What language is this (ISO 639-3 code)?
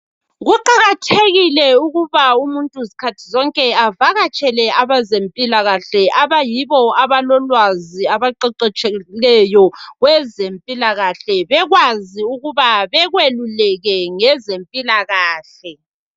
nde